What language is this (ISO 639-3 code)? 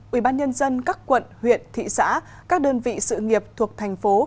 vie